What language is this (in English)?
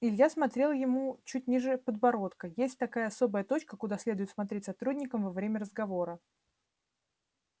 Russian